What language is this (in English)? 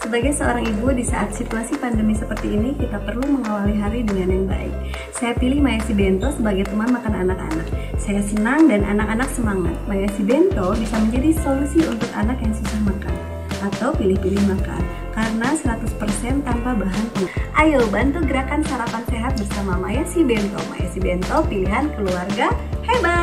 Indonesian